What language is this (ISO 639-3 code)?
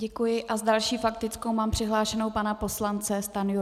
ces